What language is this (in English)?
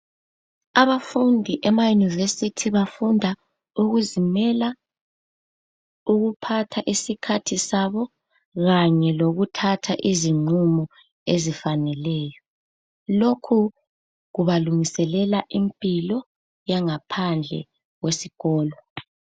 North Ndebele